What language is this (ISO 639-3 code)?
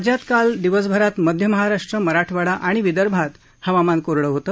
mar